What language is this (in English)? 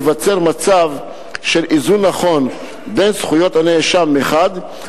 Hebrew